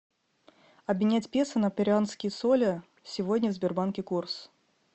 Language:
Russian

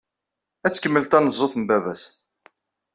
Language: Kabyle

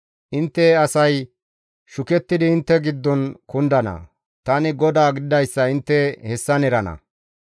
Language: Gamo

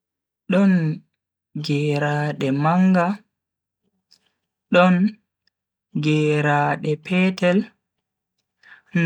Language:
Bagirmi Fulfulde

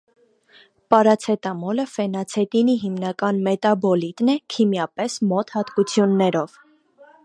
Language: Armenian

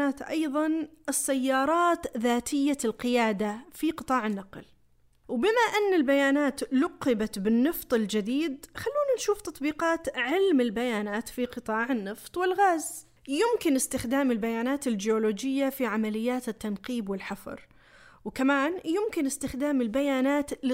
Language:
Arabic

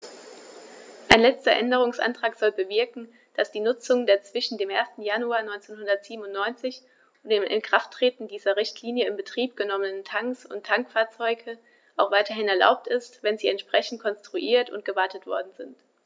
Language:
German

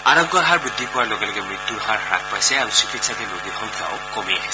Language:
Assamese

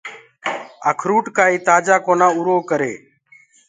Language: Gurgula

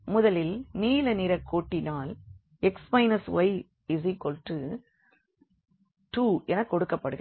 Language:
Tamil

